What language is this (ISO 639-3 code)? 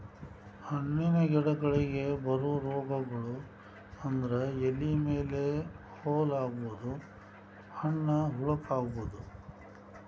kan